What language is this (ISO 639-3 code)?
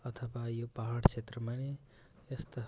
nep